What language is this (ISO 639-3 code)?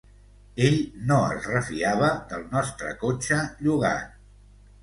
cat